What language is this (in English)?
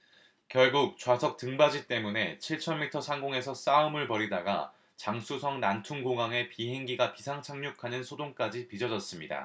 Korean